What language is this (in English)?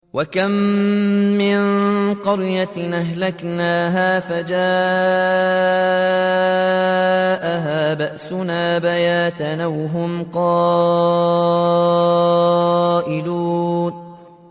Arabic